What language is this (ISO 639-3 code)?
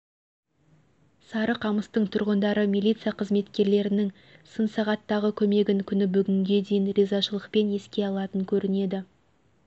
kaz